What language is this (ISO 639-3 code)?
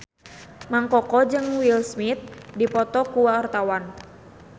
sun